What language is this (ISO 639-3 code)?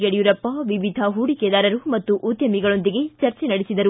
kan